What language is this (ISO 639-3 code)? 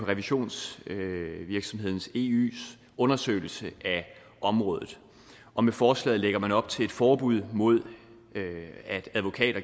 dan